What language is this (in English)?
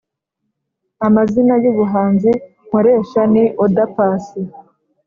Kinyarwanda